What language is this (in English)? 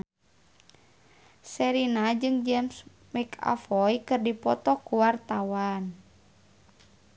Sundanese